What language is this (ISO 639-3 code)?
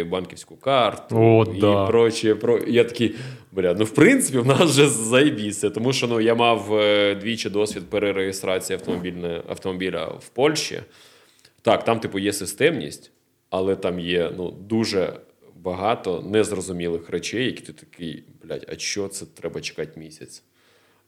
ukr